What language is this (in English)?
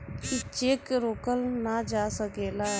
Bhojpuri